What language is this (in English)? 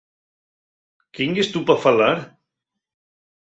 Asturian